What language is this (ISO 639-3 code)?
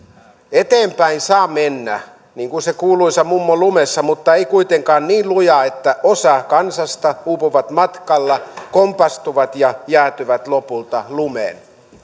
fin